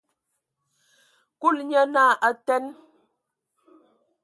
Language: Ewondo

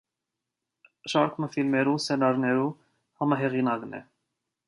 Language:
Armenian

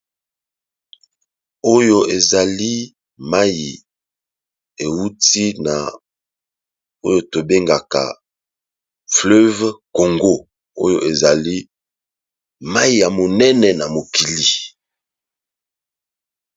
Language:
Lingala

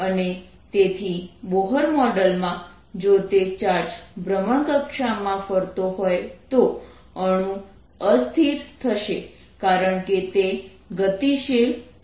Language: Gujarati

